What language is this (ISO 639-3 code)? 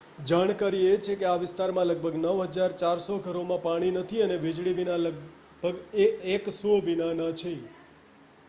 guj